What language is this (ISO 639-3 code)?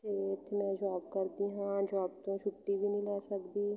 pan